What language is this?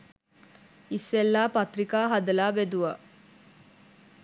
Sinhala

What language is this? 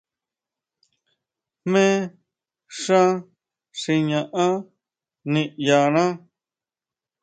Huautla Mazatec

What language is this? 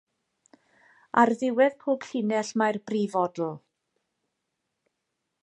Welsh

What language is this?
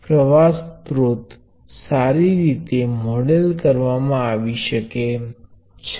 Gujarati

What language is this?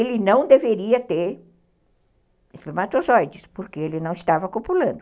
Portuguese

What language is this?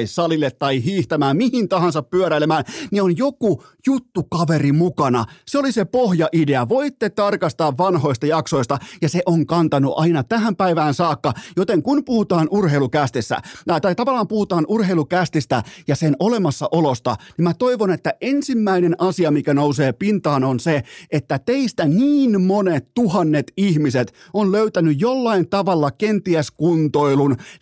Finnish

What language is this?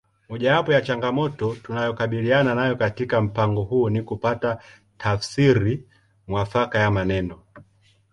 Swahili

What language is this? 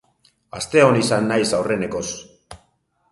Basque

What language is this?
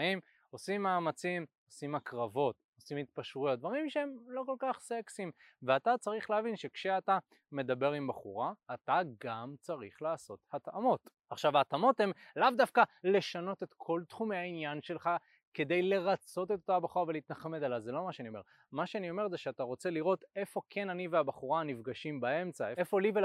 Hebrew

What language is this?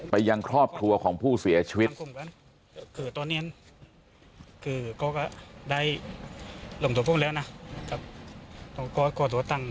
Thai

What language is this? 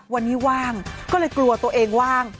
Thai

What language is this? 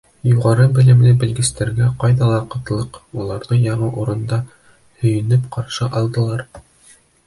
Bashkir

